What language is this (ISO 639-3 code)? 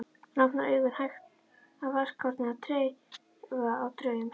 isl